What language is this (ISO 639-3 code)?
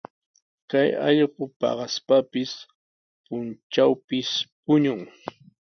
qws